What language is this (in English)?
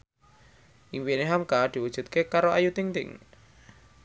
Javanese